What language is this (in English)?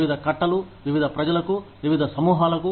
Telugu